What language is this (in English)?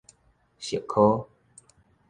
Min Nan Chinese